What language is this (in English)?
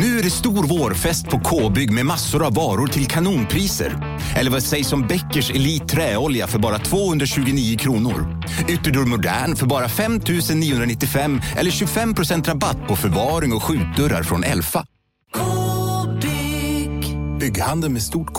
Swedish